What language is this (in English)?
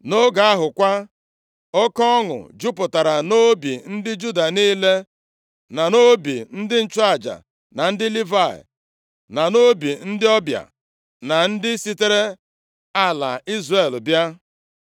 Igbo